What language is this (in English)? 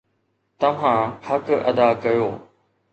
Sindhi